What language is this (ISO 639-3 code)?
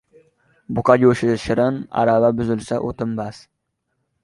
uzb